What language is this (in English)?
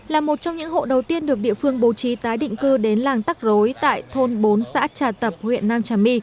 Vietnamese